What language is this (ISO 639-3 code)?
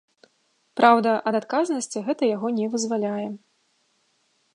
bel